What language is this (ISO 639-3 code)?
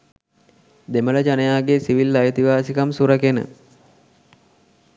sin